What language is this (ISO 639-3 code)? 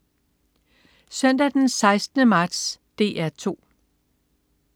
dan